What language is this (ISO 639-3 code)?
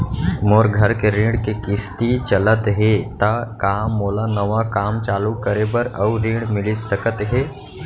hne